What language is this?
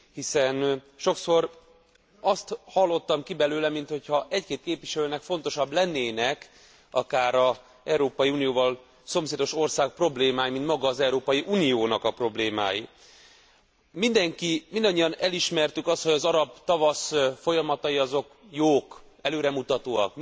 Hungarian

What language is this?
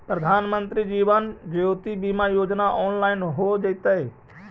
Magahi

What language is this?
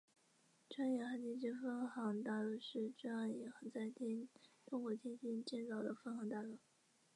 Chinese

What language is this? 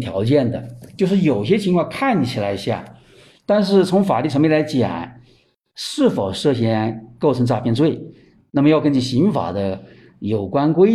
Chinese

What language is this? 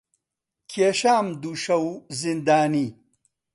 Central Kurdish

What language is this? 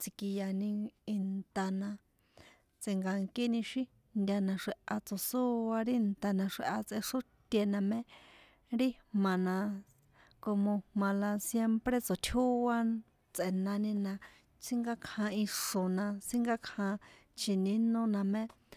San Juan Atzingo Popoloca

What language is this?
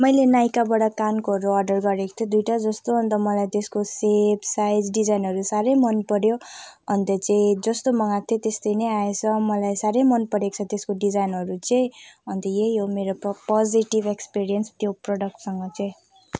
Nepali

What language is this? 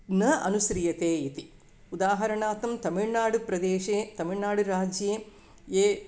Sanskrit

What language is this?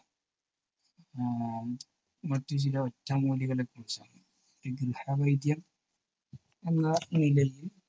Malayalam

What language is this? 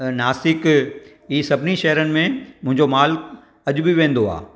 Sindhi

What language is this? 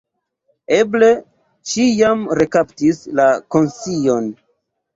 Esperanto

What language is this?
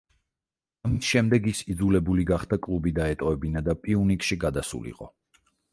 Georgian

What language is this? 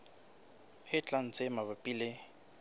Southern Sotho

